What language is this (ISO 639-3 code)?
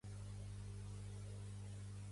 cat